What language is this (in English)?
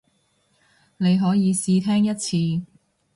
Cantonese